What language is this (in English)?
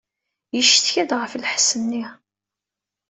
Kabyle